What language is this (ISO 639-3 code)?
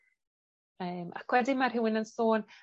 cym